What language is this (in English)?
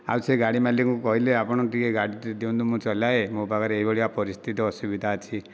Odia